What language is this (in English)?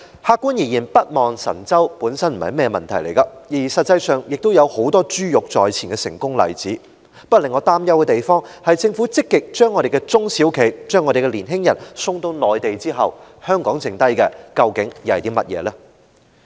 Cantonese